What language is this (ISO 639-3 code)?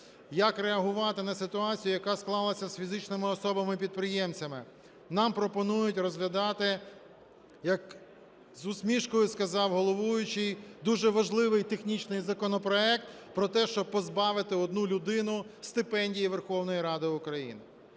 ukr